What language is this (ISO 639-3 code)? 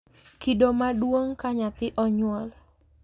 luo